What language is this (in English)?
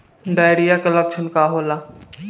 Bhojpuri